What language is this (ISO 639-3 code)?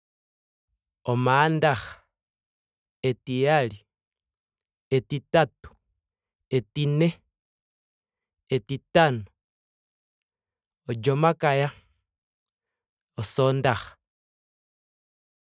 ndo